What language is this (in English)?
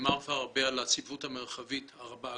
Hebrew